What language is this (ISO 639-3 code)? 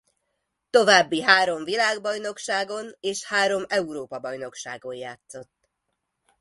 hun